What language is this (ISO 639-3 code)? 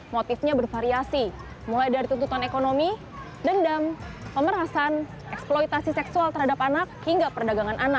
ind